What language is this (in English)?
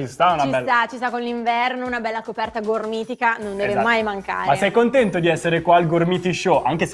Italian